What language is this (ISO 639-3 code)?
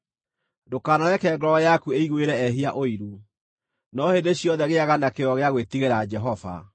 kik